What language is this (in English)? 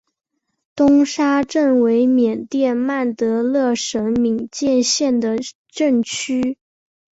Chinese